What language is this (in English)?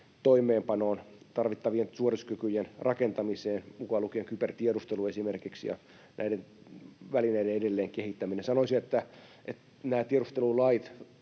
Finnish